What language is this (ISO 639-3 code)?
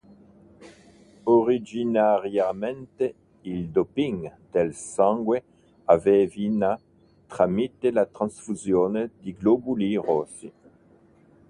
ita